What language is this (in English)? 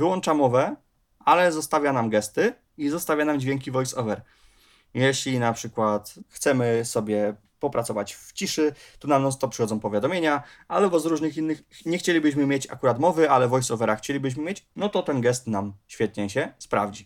Polish